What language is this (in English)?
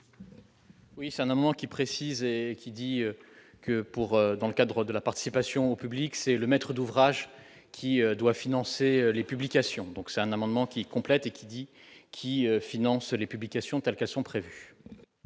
French